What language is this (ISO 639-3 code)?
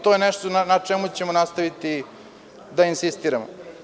srp